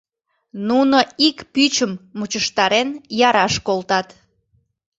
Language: Mari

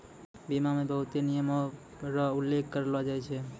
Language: Maithili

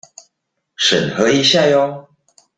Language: Chinese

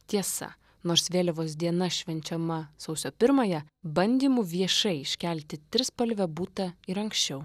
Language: Lithuanian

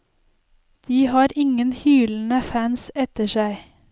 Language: Norwegian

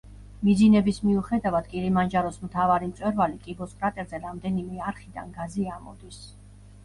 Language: Georgian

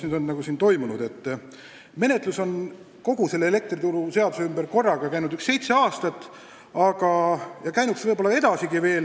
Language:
Estonian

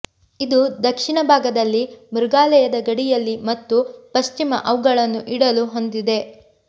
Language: Kannada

